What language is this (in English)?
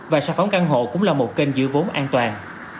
Vietnamese